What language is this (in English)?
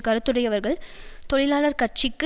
Tamil